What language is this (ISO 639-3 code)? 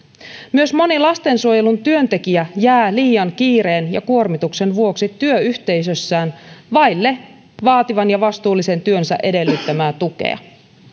fin